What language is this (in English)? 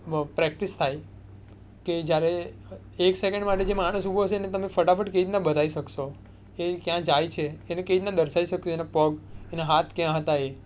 Gujarati